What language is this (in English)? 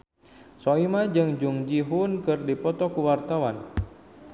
Sundanese